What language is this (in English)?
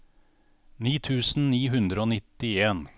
Norwegian